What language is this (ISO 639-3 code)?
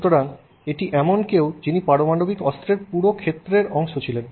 ben